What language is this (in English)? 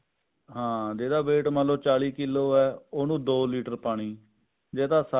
Punjabi